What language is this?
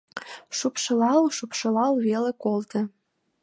Mari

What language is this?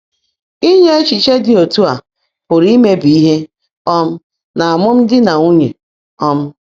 Igbo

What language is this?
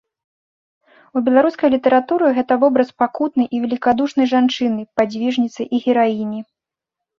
Belarusian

